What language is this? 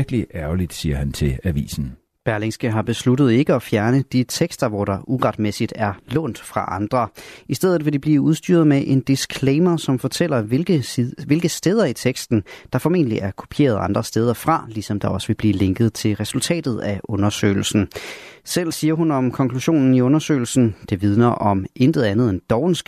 Danish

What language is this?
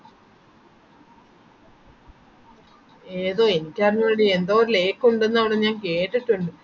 Malayalam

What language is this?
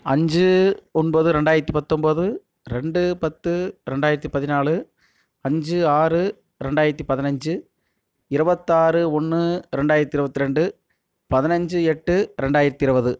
Tamil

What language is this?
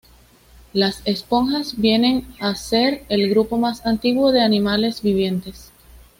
Spanish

